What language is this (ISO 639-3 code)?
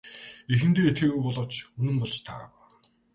mon